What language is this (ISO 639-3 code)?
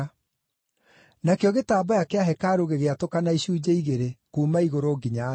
kik